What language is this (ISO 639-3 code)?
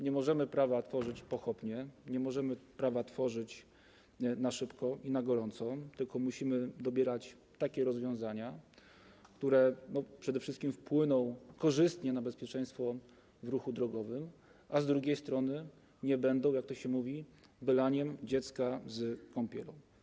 pol